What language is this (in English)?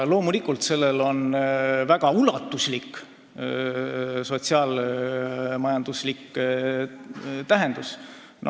Estonian